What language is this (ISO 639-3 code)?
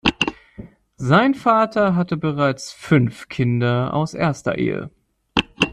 deu